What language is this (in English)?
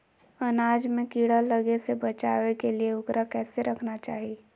Magahi